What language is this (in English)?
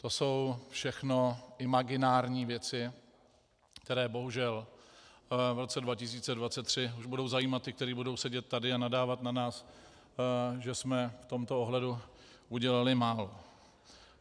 Czech